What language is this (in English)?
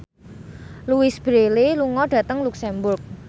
Javanese